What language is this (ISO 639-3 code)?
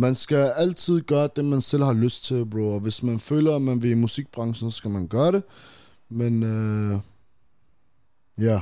dan